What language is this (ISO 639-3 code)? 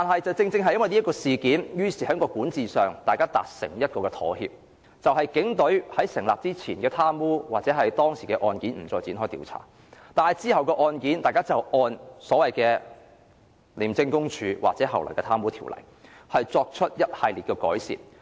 yue